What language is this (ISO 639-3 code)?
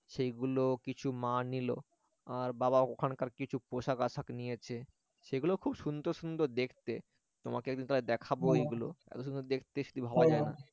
ben